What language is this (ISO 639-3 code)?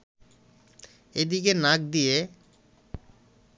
ben